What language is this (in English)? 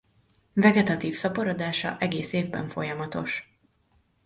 Hungarian